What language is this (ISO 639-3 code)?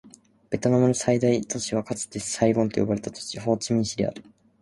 jpn